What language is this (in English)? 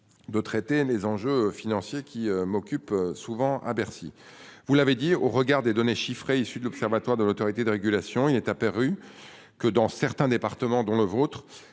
French